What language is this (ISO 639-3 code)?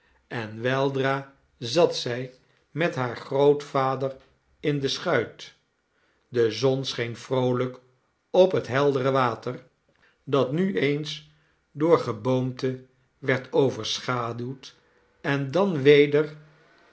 nld